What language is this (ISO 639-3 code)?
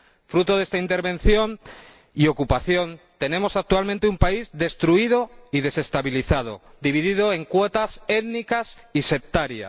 spa